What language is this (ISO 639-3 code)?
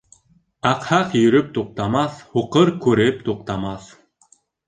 bak